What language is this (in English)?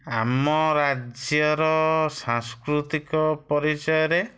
Odia